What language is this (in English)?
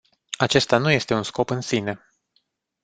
Romanian